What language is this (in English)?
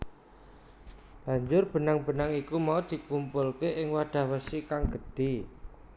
Javanese